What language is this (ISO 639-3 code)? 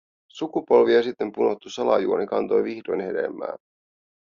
fin